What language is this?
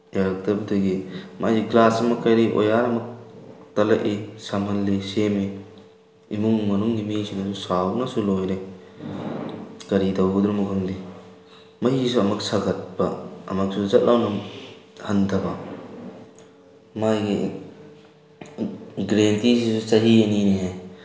Manipuri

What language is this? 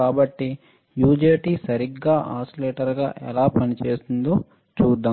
Telugu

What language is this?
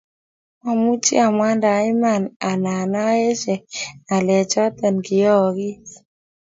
Kalenjin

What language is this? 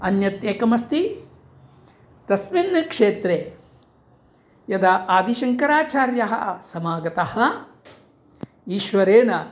Sanskrit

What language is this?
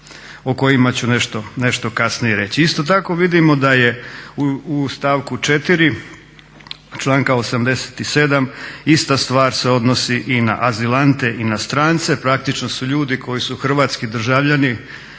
Croatian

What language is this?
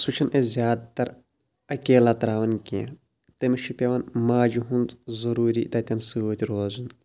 Kashmiri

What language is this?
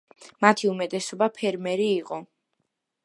Georgian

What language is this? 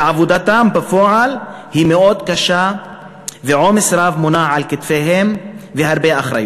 Hebrew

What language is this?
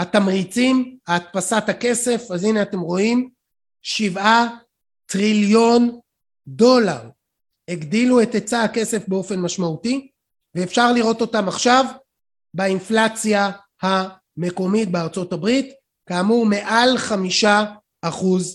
Hebrew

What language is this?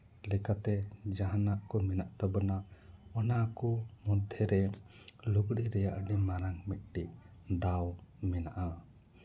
Santali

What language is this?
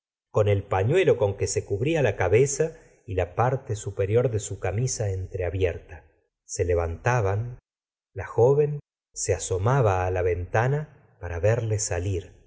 Spanish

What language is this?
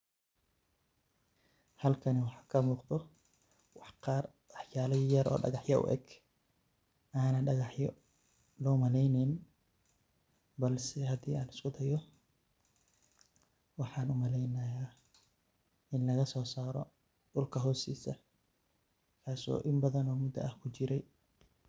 Somali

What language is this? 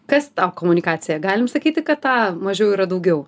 Lithuanian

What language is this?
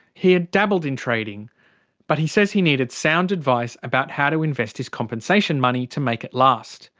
English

